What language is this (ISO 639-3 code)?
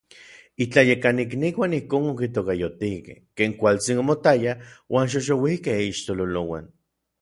nlv